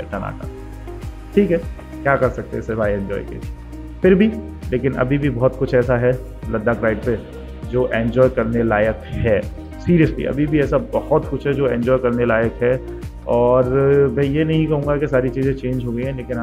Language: Hindi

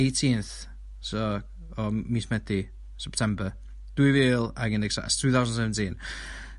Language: Welsh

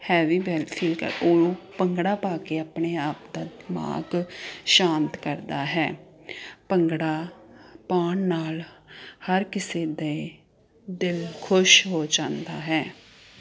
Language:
Punjabi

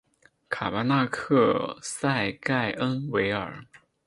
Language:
Chinese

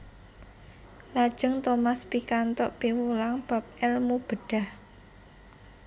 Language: Javanese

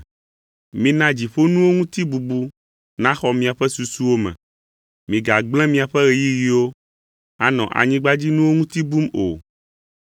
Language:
Ewe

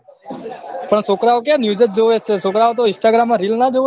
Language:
Gujarati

